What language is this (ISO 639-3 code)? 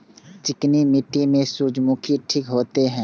mai